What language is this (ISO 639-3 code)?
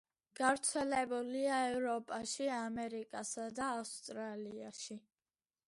kat